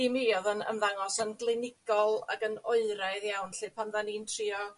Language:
Welsh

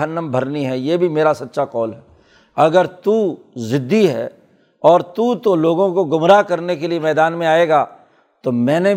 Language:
Urdu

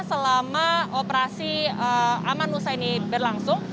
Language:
Indonesian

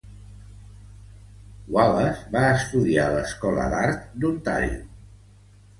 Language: Catalan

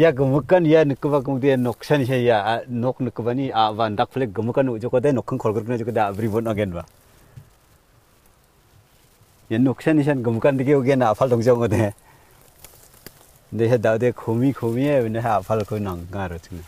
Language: Korean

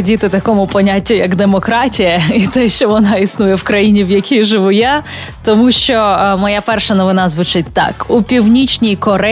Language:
Ukrainian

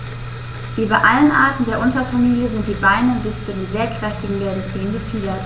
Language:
German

